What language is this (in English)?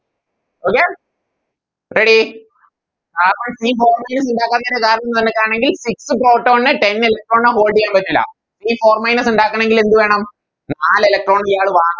Malayalam